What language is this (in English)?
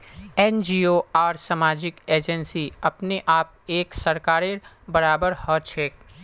Magahi